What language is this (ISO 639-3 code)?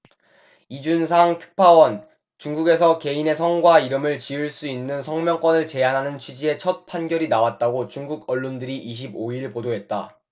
kor